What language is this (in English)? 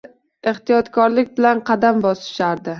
Uzbek